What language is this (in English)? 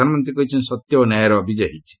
Odia